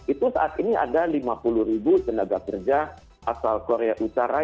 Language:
Indonesian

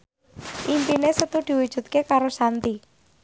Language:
Javanese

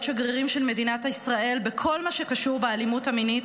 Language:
Hebrew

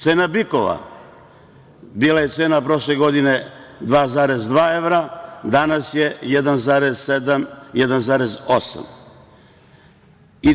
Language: Serbian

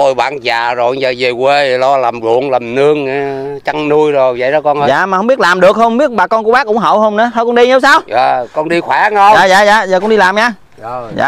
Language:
Vietnamese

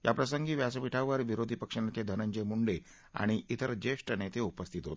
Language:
Marathi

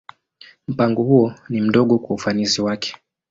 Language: Swahili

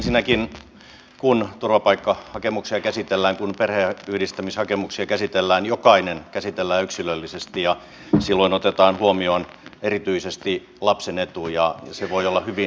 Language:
Finnish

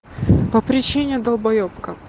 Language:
Russian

